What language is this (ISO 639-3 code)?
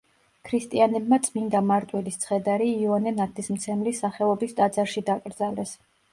kat